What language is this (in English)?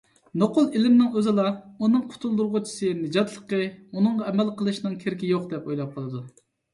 Uyghur